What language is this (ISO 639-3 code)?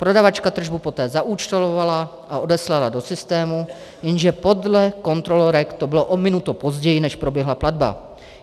ces